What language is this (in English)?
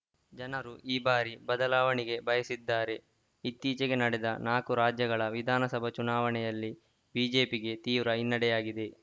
Kannada